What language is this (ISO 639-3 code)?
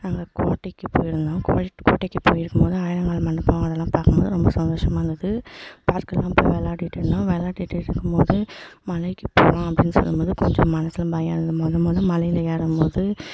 tam